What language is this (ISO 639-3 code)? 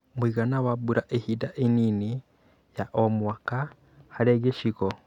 kik